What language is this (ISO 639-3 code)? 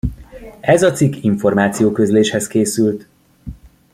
hun